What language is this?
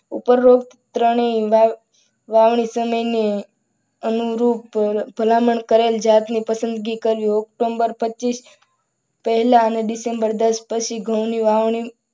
Gujarati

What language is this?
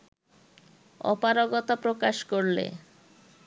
Bangla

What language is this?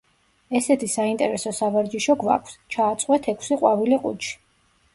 Georgian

